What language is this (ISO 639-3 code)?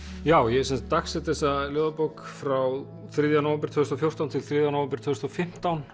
isl